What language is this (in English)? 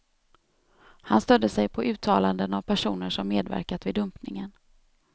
Swedish